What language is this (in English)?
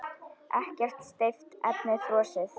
Icelandic